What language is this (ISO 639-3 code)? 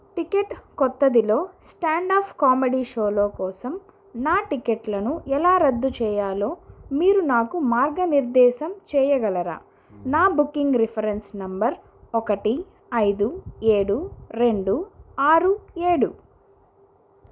tel